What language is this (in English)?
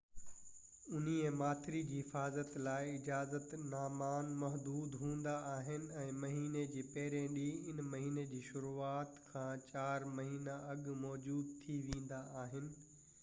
Sindhi